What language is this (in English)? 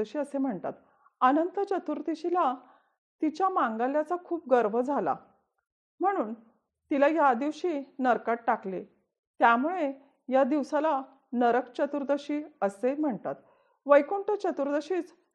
Marathi